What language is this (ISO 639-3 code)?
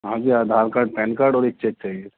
urd